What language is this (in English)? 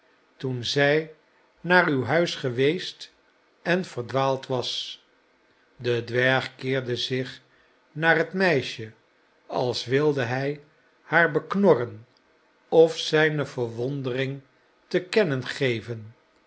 Dutch